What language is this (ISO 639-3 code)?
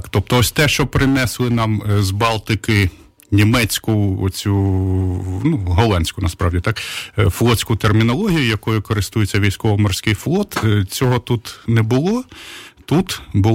ukr